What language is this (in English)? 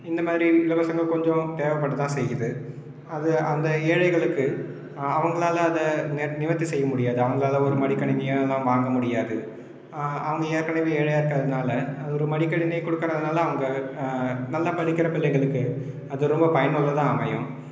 Tamil